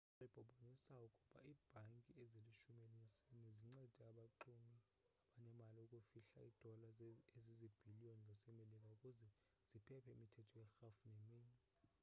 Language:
Xhosa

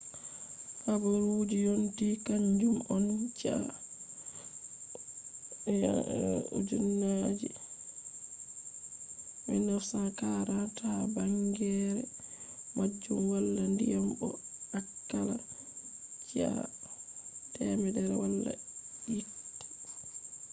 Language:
Fula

